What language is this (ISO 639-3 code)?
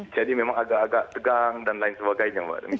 ind